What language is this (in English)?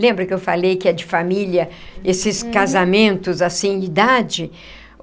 Portuguese